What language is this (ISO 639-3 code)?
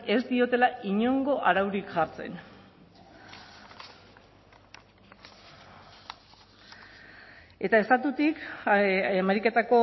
eus